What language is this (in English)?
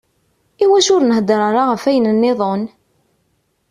Kabyle